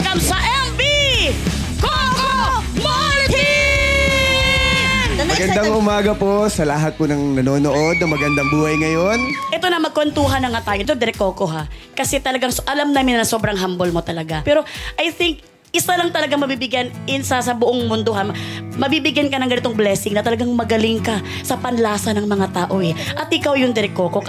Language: Filipino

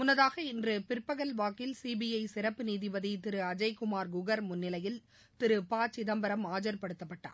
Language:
Tamil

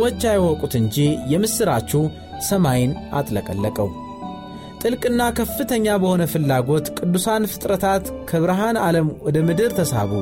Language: Amharic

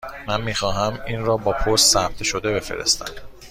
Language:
Persian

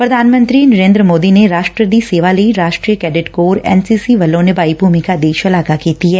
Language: Punjabi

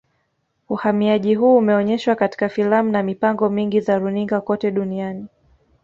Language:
Swahili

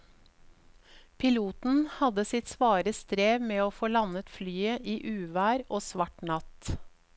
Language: Norwegian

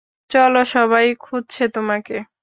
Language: Bangla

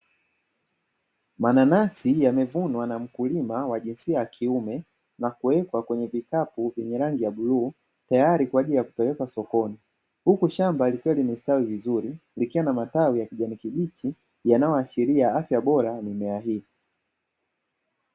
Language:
Swahili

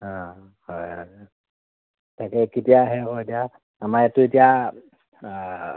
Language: Assamese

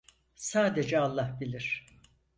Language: Turkish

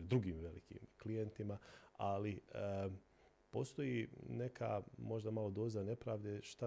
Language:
Croatian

